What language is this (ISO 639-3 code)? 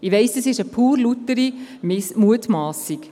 gsw